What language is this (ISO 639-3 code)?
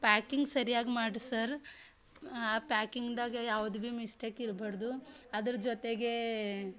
kan